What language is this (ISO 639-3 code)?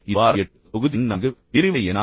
tam